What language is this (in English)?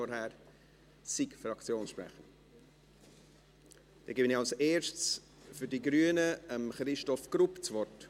Swiss German